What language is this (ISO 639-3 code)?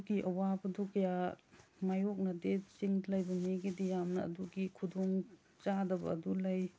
mni